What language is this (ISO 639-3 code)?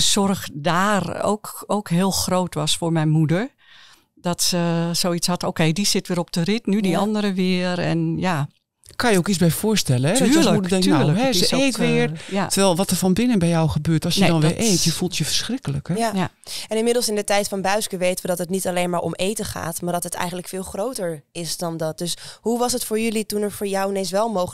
nld